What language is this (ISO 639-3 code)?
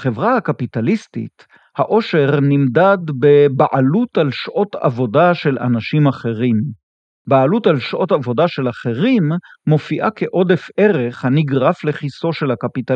heb